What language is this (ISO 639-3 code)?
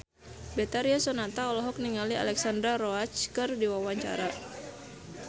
sun